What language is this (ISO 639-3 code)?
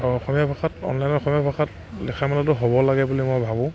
asm